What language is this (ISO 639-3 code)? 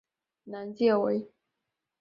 zho